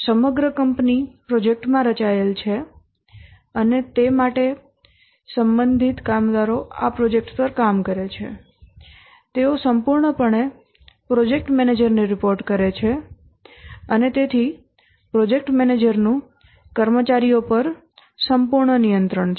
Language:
Gujarati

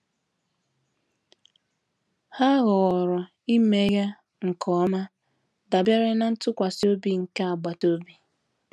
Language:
Igbo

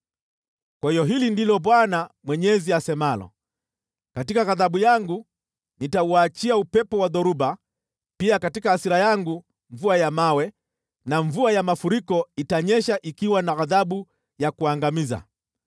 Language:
Swahili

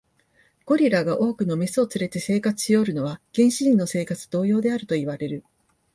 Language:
Japanese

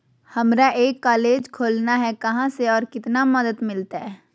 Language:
Magahi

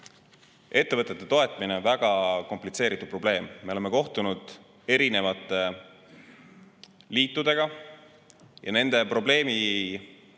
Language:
Estonian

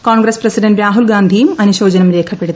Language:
Malayalam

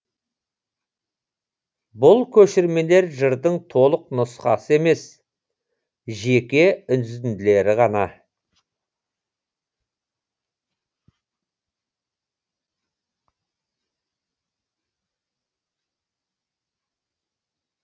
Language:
Kazakh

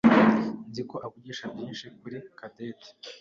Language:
Kinyarwanda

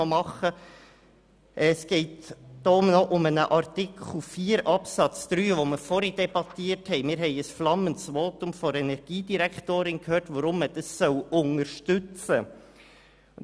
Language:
Swiss German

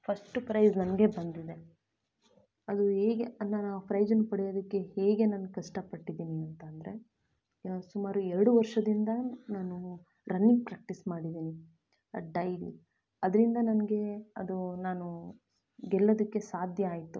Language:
Kannada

